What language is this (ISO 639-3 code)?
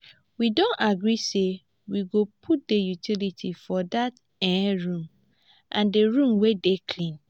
pcm